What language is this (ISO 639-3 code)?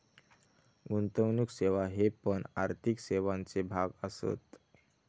mar